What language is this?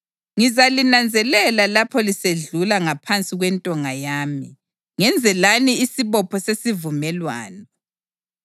North Ndebele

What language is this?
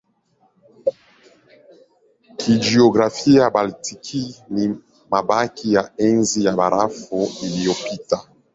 Swahili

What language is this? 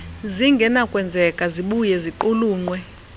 Xhosa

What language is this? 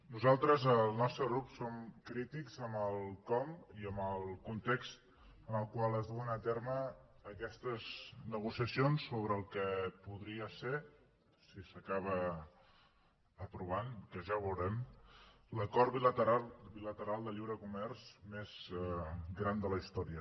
Catalan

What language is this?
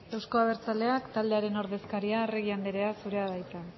Basque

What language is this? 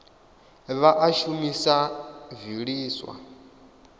Venda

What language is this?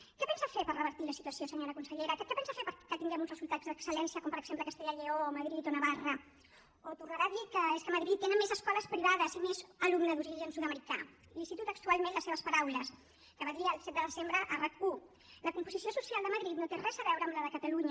Catalan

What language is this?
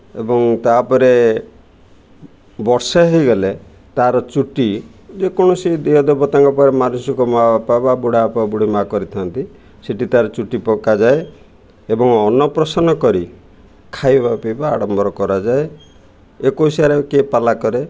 Odia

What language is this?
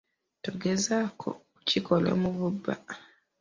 Ganda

